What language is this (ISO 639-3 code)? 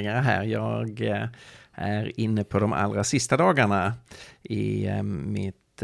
swe